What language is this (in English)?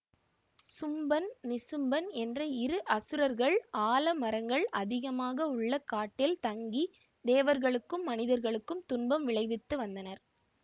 Tamil